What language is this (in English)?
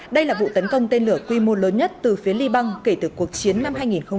Vietnamese